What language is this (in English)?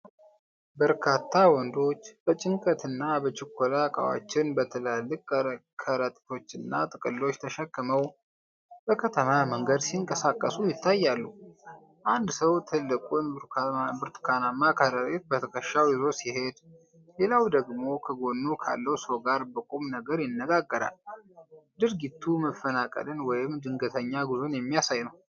Amharic